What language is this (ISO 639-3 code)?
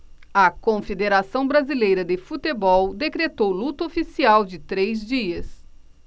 por